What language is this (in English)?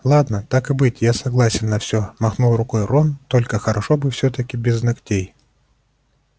Russian